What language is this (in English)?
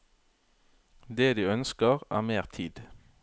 Norwegian